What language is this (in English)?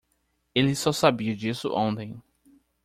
Portuguese